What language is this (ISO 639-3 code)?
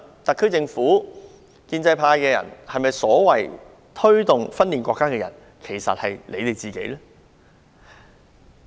yue